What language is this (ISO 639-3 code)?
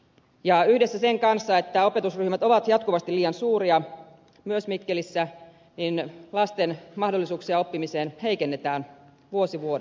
fin